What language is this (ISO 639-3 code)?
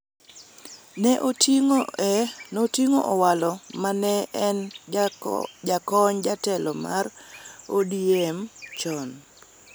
luo